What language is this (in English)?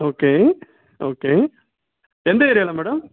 Tamil